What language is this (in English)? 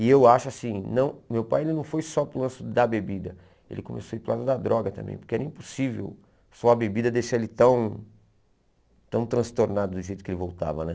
Portuguese